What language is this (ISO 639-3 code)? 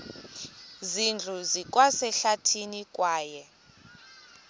xho